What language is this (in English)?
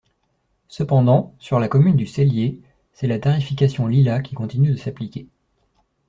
French